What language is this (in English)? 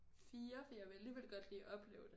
Danish